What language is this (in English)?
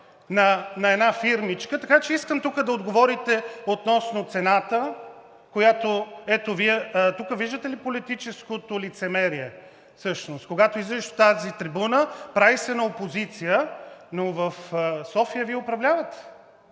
Bulgarian